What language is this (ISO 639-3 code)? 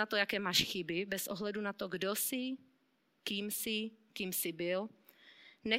ces